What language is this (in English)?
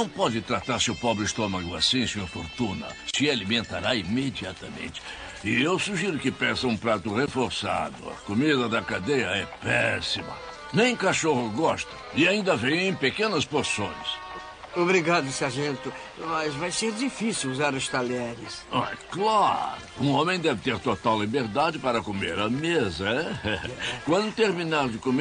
Portuguese